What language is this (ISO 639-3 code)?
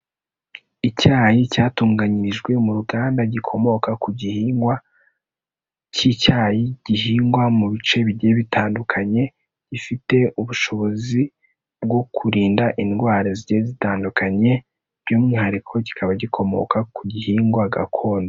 kin